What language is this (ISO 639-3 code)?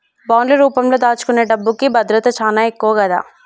tel